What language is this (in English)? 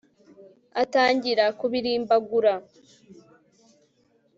Kinyarwanda